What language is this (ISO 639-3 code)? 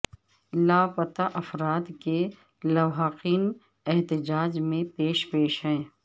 urd